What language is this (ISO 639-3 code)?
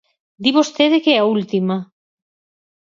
glg